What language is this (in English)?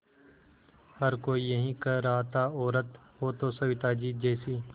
Hindi